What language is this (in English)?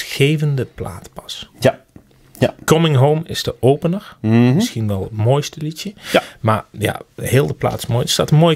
Dutch